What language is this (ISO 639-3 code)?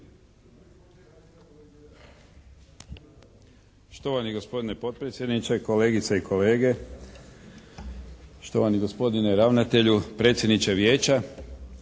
hrv